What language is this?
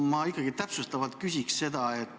Estonian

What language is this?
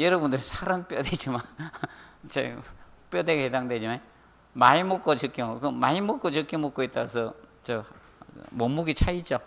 Korean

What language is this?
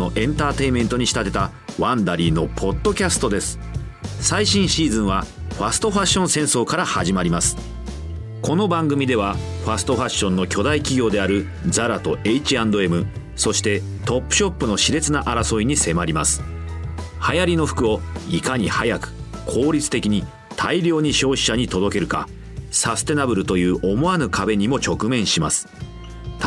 Japanese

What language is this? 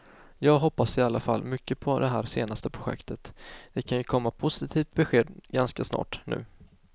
Swedish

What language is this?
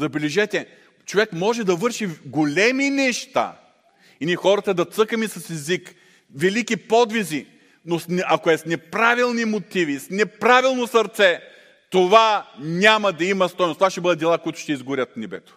Bulgarian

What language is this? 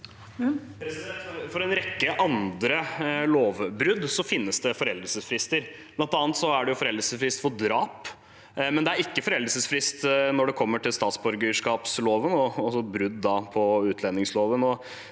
Norwegian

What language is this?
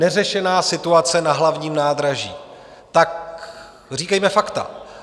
Czech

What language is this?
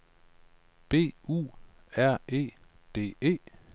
Danish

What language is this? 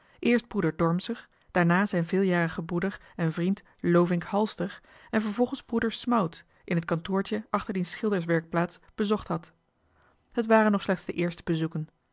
Dutch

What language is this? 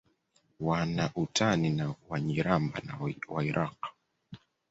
Swahili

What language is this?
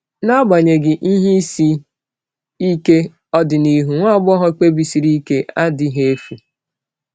Igbo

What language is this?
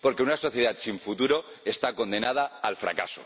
Spanish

